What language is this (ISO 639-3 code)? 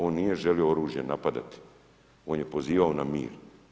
hrv